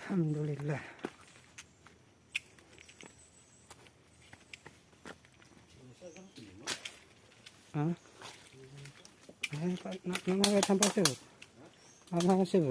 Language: Indonesian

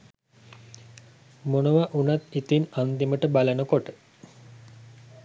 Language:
Sinhala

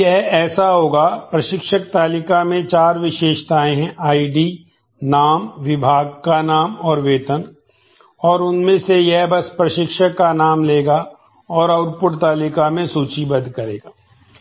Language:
Hindi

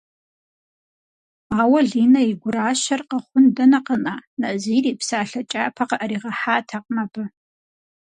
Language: Kabardian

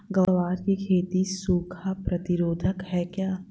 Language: Hindi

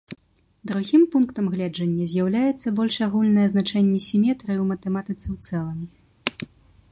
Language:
Belarusian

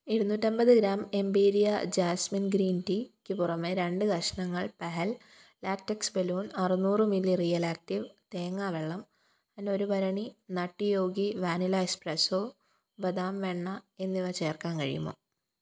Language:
Malayalam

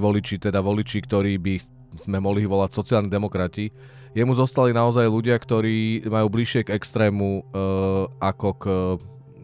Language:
Czech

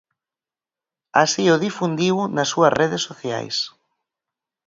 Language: Galician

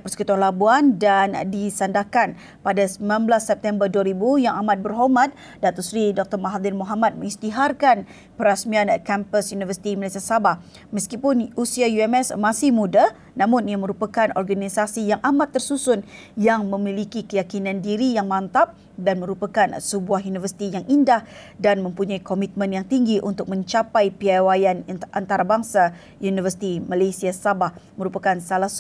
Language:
Malay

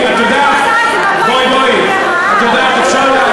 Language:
Hebrew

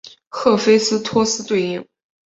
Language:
Chinese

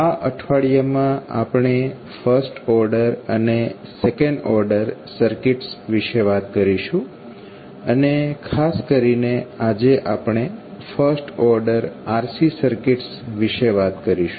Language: Gujarati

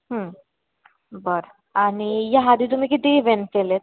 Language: Marathi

